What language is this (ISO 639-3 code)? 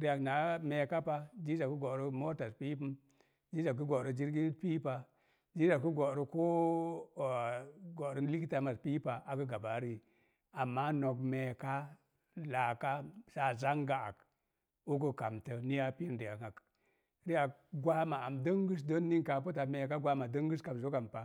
ver